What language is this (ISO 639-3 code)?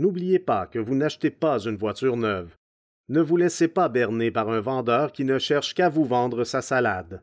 fra